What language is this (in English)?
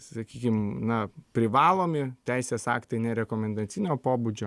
Lithuanian